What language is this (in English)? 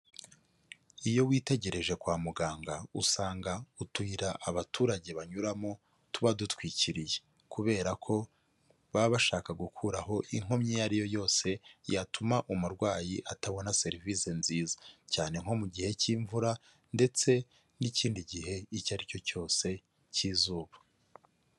Kinyarwanda